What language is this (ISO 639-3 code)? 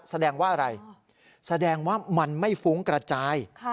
tha